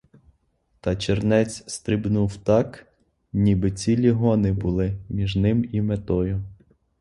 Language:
Ukrainian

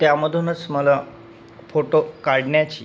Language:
Marathi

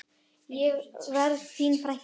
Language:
Icelandic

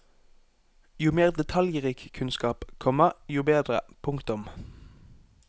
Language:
Norwegian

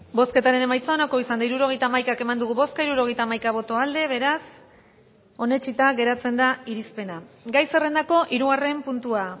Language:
Basque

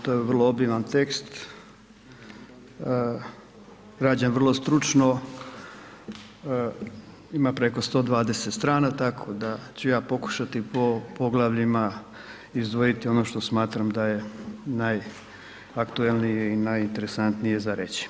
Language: Croatian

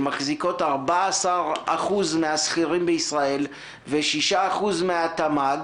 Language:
Hebrew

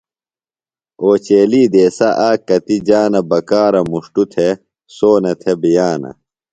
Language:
Phalura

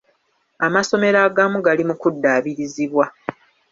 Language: Ganda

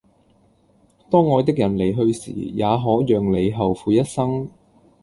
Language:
Cantonese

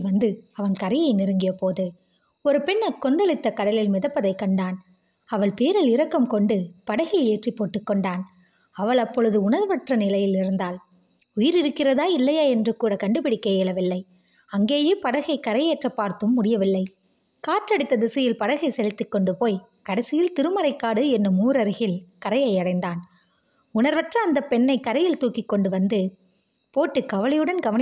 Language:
Tamil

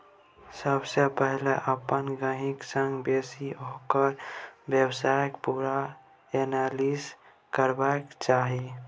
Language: Maithili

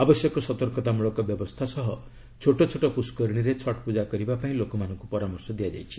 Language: Odia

